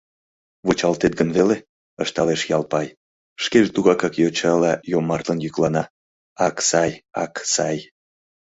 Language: Mari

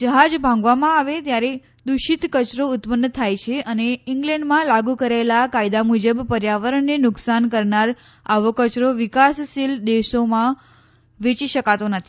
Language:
Gujarati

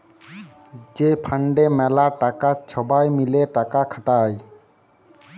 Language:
Bangla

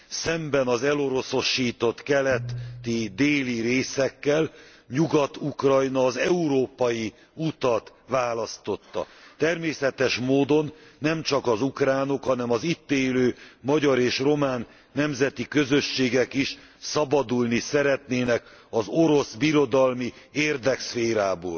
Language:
Hungarian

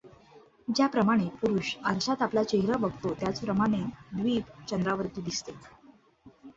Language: Marathi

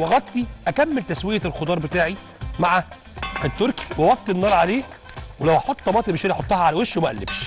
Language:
Arabic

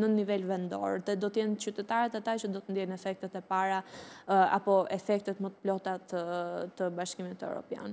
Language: Romanian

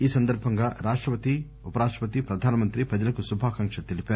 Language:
Telugu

